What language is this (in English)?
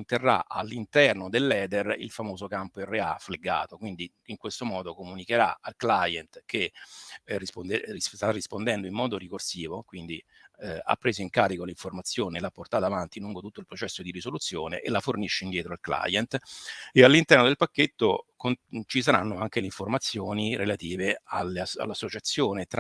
Italian